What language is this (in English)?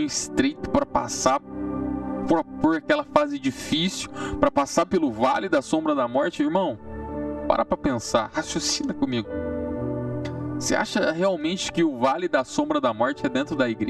Portuguese